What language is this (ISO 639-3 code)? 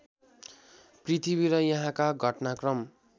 nep